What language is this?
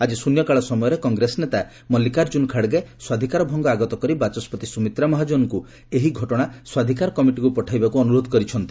Odia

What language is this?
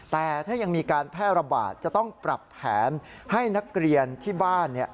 Thai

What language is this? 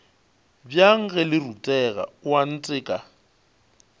Northern Sotho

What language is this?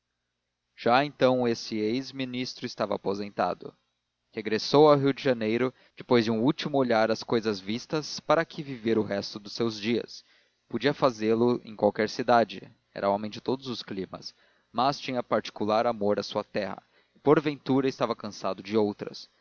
Portuguese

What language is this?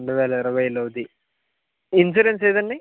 Telugu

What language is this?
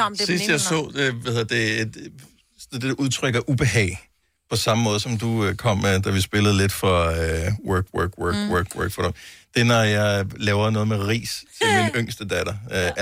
Danish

